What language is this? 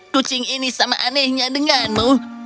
Indonesian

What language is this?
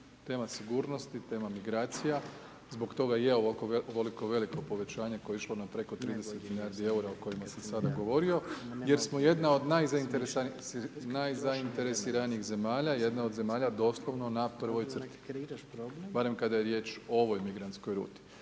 Croatian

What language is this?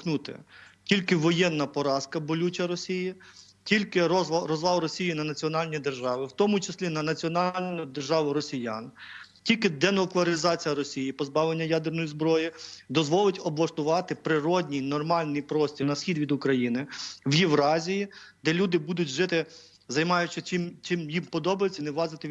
Ukrainian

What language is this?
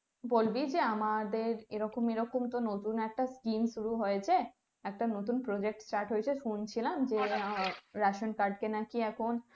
Bangla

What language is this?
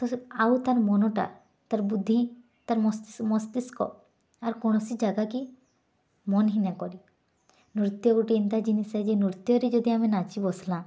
Odia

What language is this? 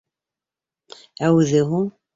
Bashkir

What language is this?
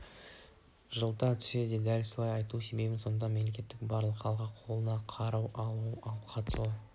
Kazakh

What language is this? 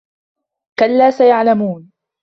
Arabic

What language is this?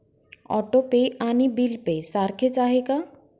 Marathi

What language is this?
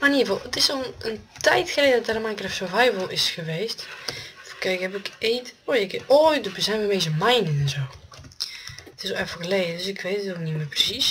Dutch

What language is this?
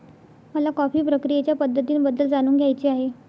Marathi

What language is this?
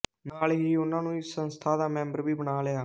Punjabi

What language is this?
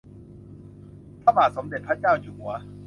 Thai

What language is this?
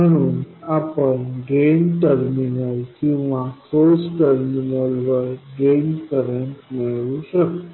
Marathi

